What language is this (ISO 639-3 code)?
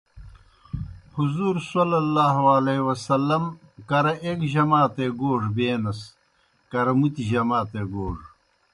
plk